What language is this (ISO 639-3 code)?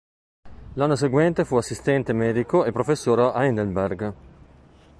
ita